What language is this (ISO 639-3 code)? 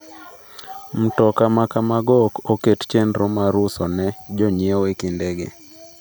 luo